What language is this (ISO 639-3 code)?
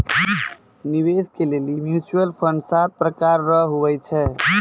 mai